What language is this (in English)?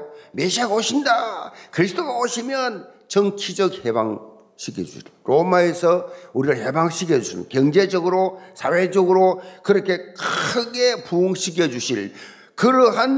Korean